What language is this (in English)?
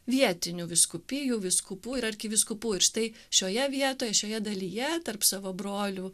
Lithuanian